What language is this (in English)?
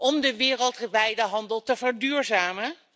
Dutch